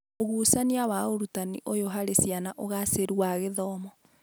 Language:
Kikuyu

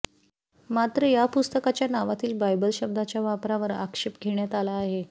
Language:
Marathi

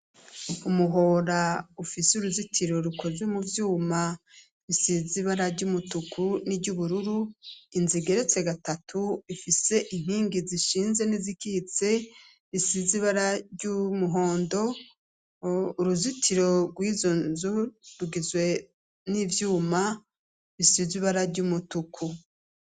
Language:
Rundi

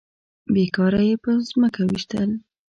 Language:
Pashto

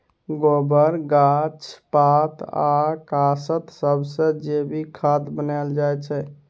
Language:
Maithili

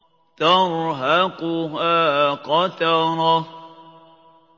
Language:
Arabic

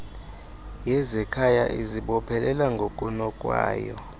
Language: Xhosa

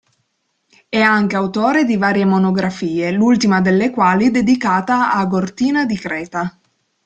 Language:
Italian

